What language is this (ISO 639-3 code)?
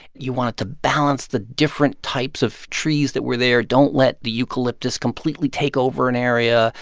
eng